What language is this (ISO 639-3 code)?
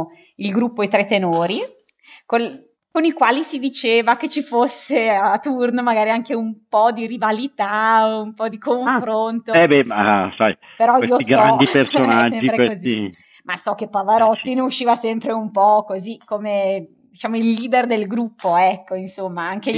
ita